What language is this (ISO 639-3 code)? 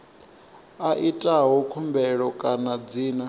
ven